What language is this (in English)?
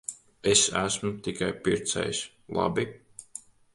Latvian